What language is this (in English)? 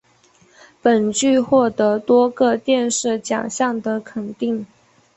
Chinese